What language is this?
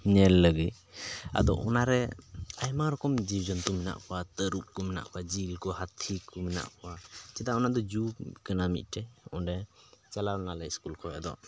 Santali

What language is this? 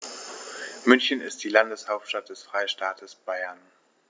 German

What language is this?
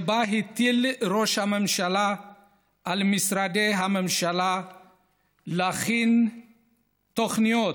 Hebrew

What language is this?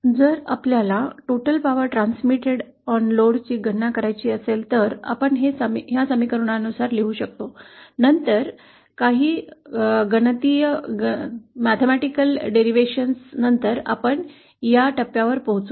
Marathi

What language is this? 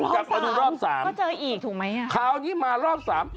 Thai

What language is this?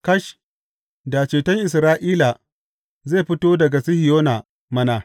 Hausa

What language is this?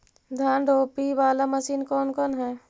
Magahi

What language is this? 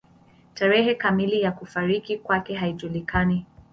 Swahili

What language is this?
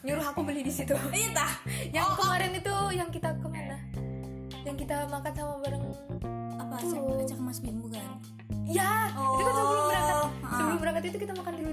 Indonesian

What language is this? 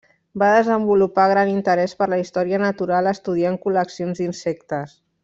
Catalan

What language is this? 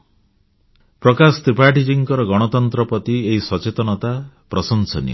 Odia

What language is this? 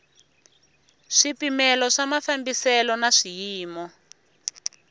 Tsonga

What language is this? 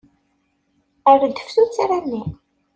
Kabyle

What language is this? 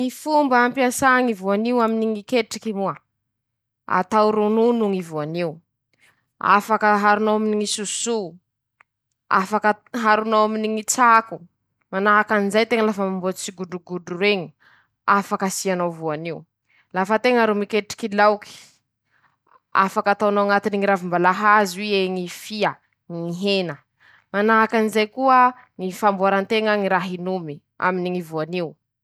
Masikoro Malagasy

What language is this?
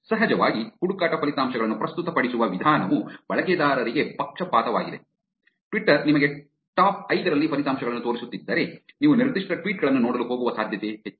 Kannada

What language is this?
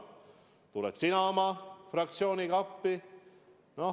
Estonian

